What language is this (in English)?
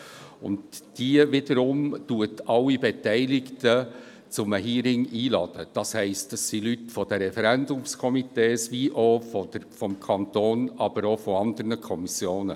Swiss German